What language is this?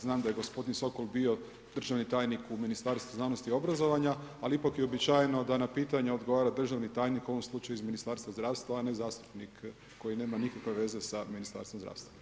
Croatian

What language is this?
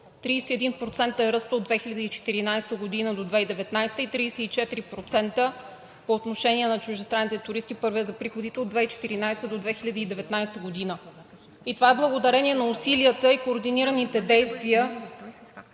Bulgarian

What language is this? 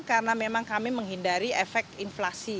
Indonesian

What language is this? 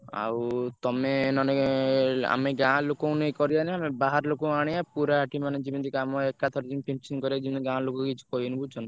Odia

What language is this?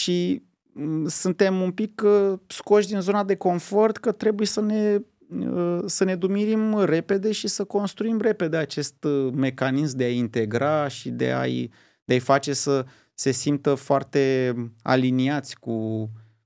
Romanian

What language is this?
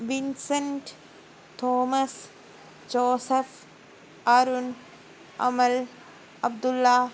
Malayalam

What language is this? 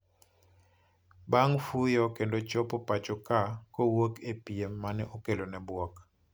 Luo (Kenya and Tanzania)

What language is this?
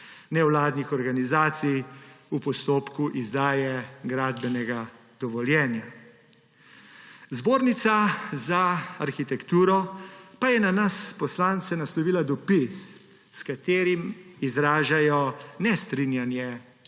Slovenian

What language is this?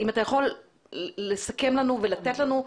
Hebrew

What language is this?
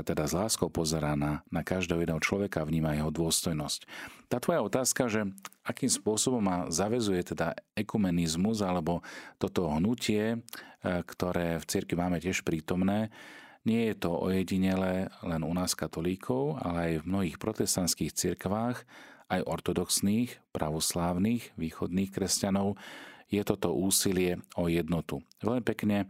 Slovak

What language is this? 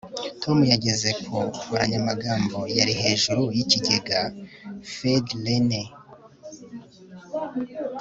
Kinyarwanda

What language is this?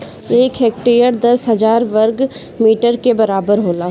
Bhojpuri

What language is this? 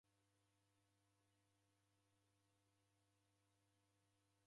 Taita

